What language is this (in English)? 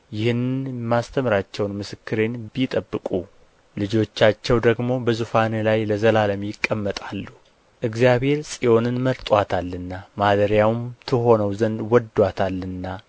Amharic